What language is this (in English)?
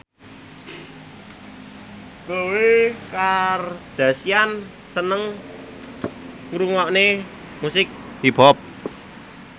Javanese